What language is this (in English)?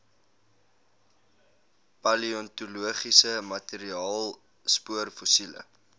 Afrikaans